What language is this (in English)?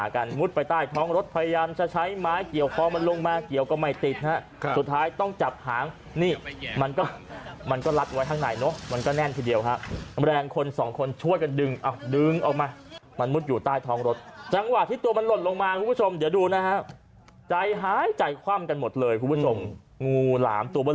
Thai